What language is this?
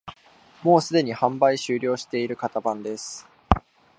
Japanese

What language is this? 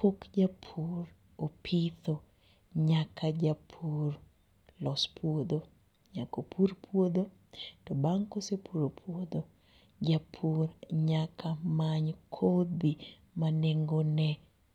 Luo (Kenya and Tanzania)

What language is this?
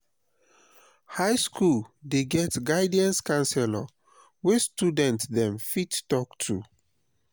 Nigerian Pidgin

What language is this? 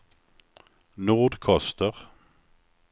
Swedish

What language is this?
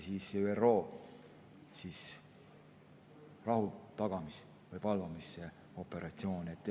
Estonian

